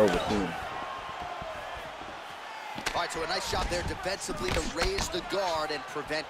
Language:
English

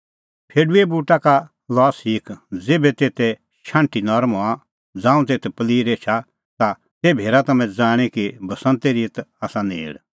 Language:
Kullu Pahari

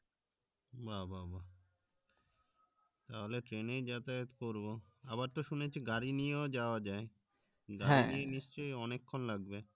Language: Bangla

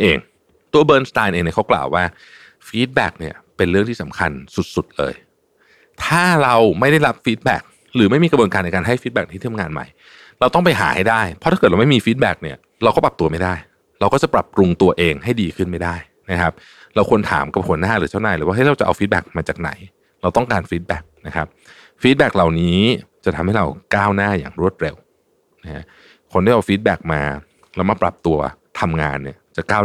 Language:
Thai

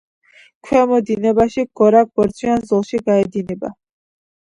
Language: Georgian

